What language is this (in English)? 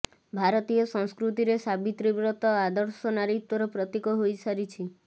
Odia